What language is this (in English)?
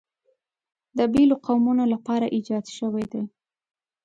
Pashto